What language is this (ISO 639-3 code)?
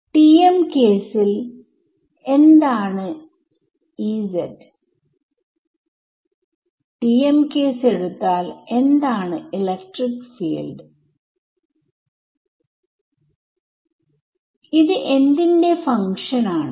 mal